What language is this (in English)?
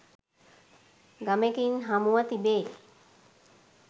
Sinhala